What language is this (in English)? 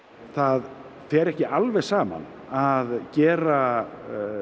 Icelandic